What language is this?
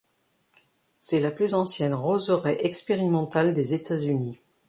French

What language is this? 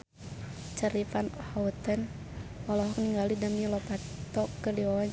Sundanese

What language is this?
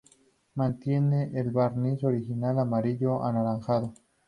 Spanish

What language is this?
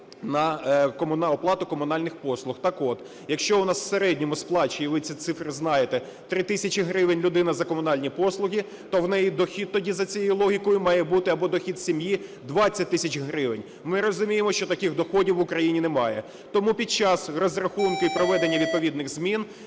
Ukrainian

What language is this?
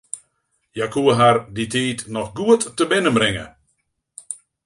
Western Frisian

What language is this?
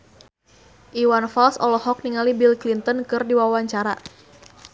Sundanese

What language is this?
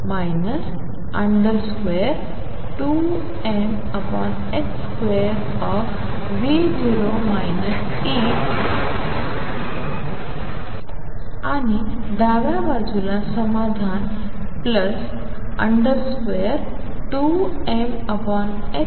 Marathi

